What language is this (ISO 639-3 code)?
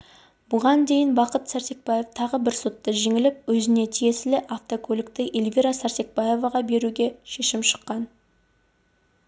kaz